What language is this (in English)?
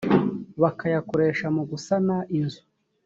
Kinyarwanda